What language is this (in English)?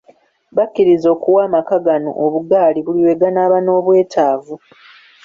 Ganda